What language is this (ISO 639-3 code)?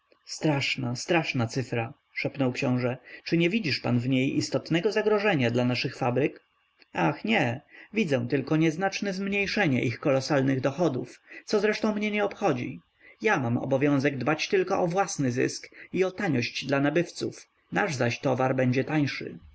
pol